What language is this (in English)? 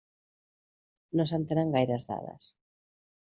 Catalan